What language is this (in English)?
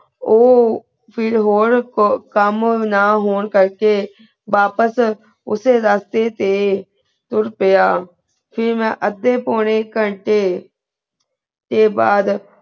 Punjabi